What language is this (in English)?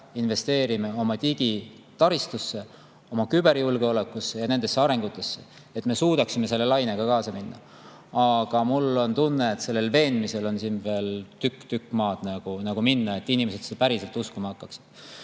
Estonian